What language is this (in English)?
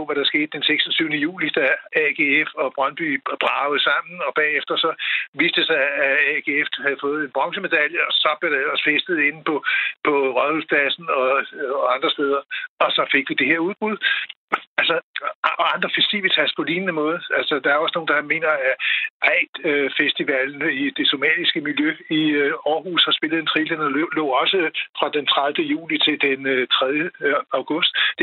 Danish